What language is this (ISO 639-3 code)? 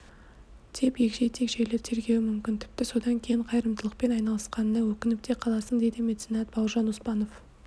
kaz